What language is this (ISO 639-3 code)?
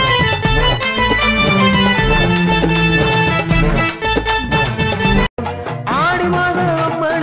tam